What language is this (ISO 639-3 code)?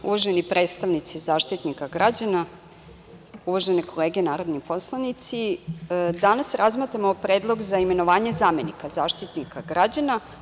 srp